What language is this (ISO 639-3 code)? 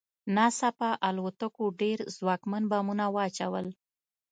pus